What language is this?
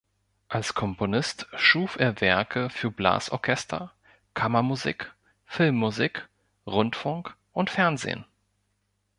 German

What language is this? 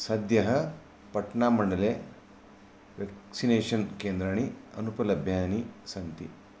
Sanskrit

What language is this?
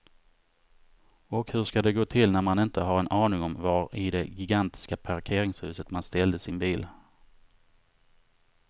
Swedish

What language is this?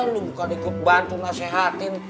Indonesian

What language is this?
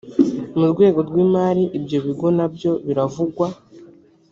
Kinyarwanda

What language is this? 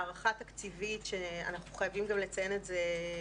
Hebrew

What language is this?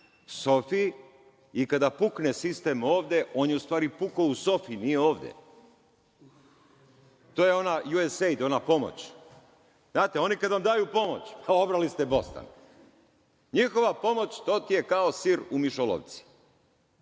Serbian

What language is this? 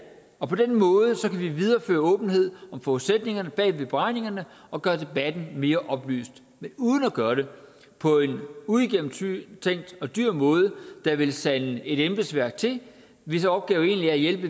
Danish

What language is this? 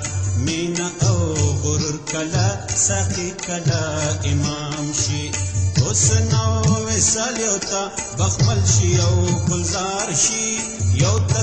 Marathi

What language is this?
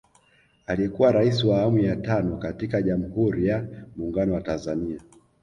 Swahili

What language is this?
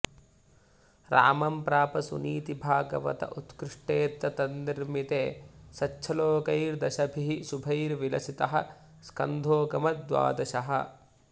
Sanskrit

